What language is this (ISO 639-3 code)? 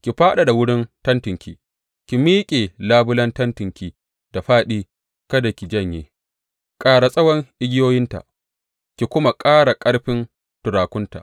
hau